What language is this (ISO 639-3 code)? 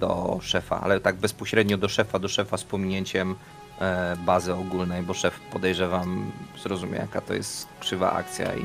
pol